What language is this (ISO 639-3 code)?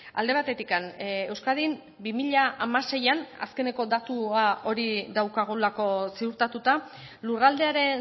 eus